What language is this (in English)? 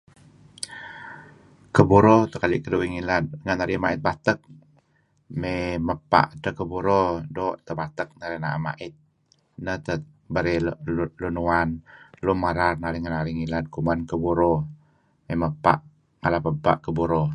Kelabit